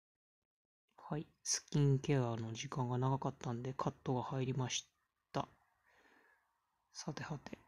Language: Japanese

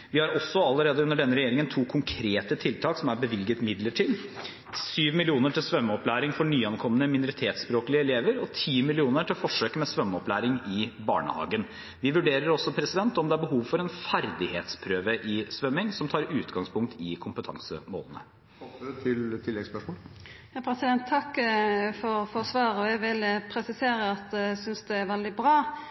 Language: Norwegian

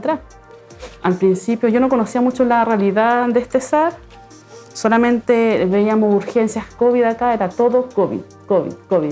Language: Spanish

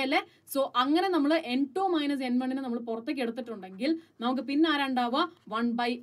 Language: Malayalam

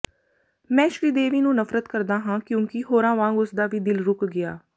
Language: Punjabi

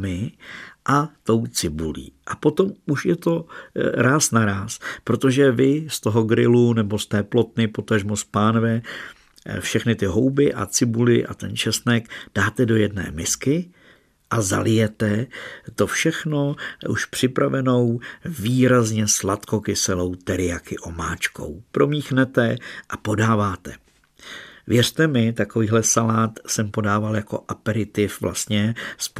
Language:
Czech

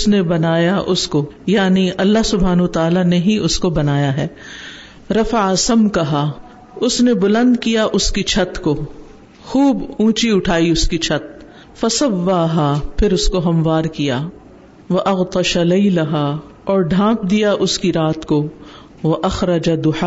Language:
Urdu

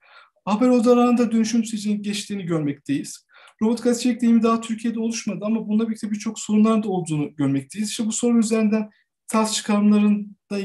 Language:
Turkish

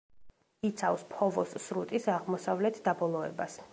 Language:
Georgian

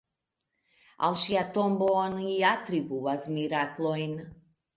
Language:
Esperanto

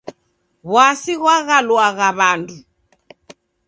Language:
Taita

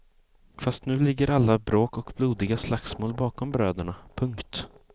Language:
Swedish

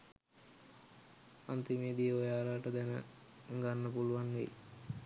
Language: Sinhala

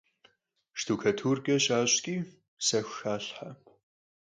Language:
Kabardian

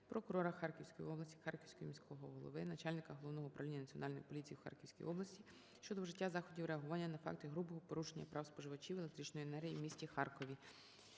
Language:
Ukrainian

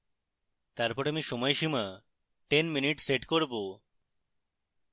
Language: Bangla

